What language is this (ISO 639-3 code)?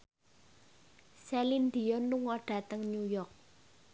jav